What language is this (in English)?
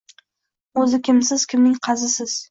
Uzbek